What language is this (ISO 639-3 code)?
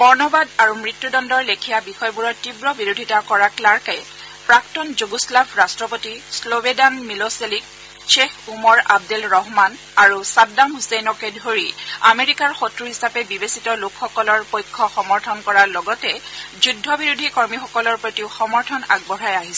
asm